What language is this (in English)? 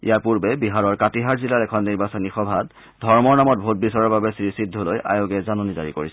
Assamese